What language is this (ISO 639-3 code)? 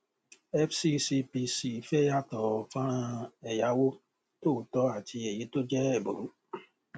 yor